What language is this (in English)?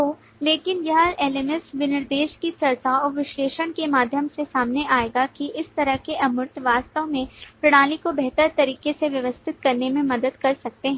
Hindi